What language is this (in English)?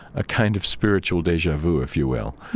English